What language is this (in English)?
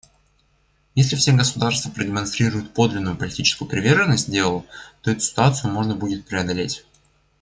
Russian